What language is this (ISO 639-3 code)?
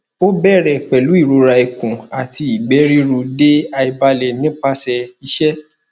yor